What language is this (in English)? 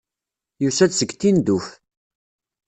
Kabyle